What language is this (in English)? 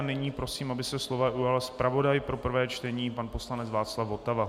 Czech